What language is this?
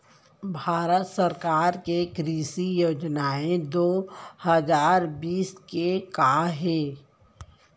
Chhattisgarhi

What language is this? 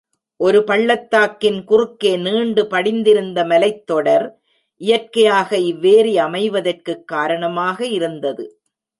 Tamil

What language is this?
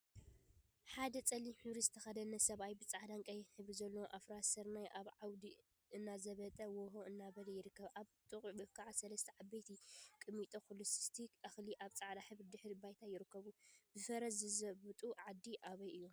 Tigrinya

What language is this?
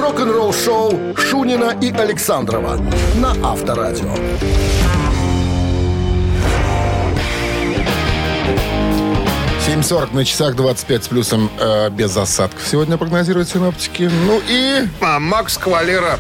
Russian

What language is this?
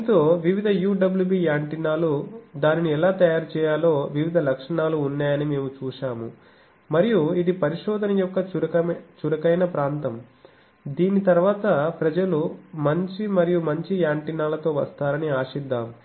Telugu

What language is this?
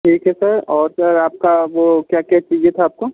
Hindi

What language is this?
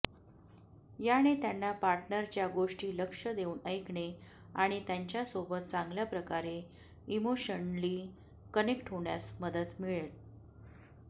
Marathi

